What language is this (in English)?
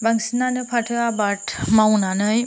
Bodo